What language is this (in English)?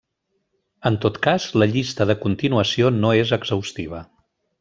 Catalan